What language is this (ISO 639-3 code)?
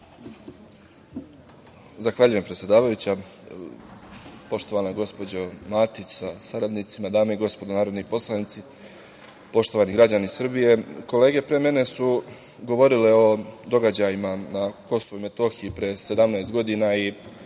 srp